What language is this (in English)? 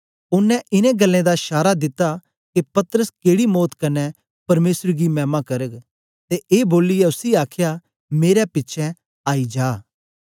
Dogri